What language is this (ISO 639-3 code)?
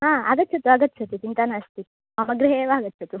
san